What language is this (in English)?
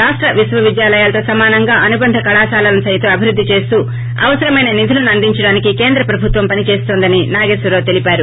Telugu